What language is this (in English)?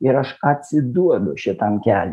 Lithuanian